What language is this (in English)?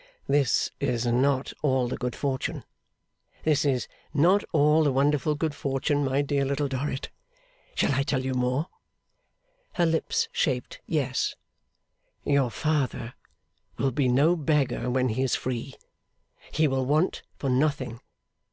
English